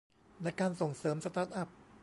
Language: Thai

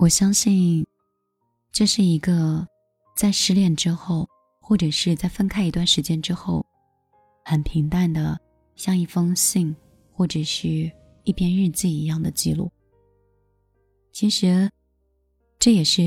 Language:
Chinese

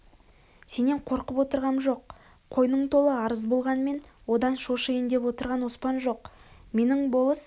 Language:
Kazakh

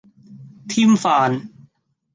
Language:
Cantonese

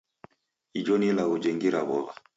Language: Taita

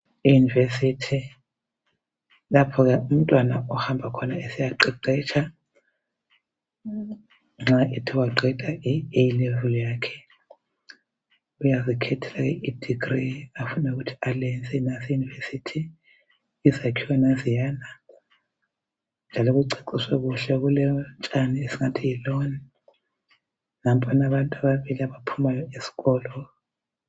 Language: North Ndebele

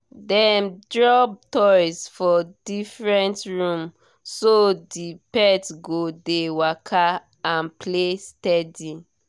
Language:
Nigerian Pidgin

